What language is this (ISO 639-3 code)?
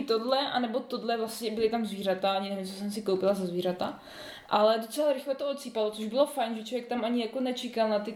ces